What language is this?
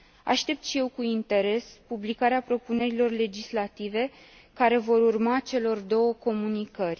Romanian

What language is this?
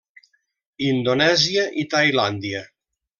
Catalan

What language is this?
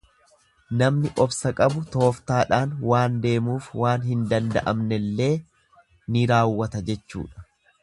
Oromo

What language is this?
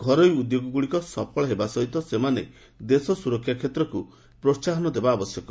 Odia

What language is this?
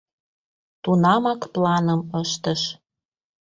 Mari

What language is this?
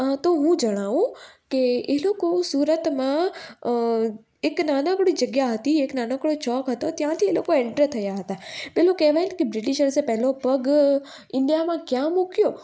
Gujarati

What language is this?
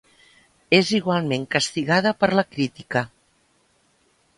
Catalan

